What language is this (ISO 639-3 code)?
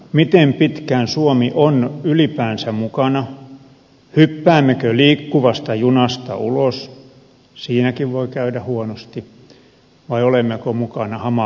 fin